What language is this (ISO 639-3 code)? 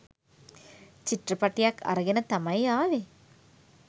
sin